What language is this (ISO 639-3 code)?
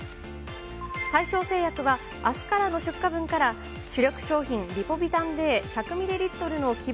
jpn